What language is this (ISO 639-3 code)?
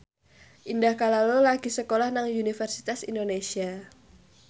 jav